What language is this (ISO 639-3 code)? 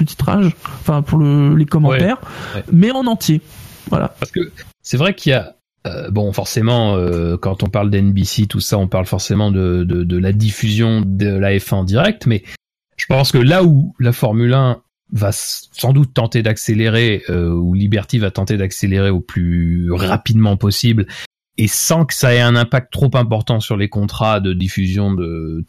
fra